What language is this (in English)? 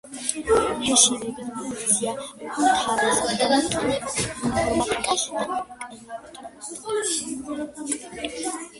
Georgian